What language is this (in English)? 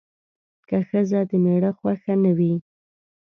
Pashto